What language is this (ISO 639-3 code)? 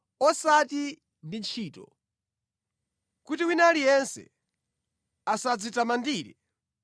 nya